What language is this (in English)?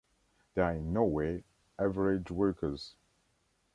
English